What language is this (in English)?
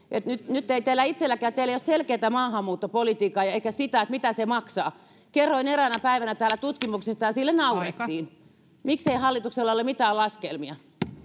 Finnish